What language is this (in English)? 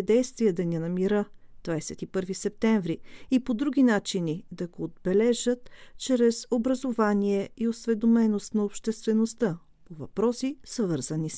Bulgarian